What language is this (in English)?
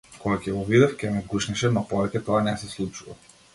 Macedonian